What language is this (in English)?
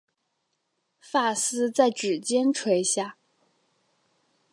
Chinese